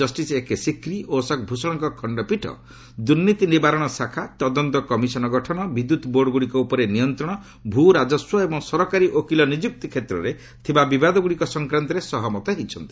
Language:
Odia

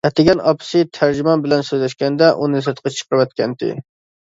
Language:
Uyghur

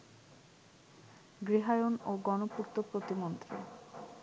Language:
Bangla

